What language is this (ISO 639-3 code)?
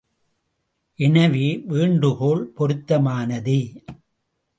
tam